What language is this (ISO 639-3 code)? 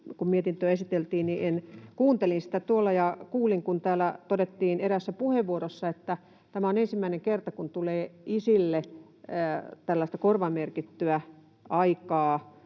fin